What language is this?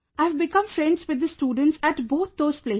English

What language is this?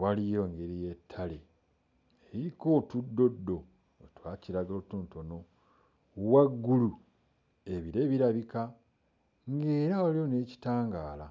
Ganda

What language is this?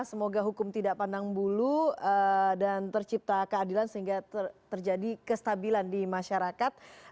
Indonesian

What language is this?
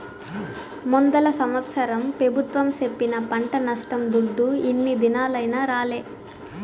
Telugu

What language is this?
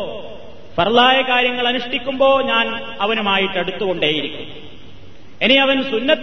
Malayalam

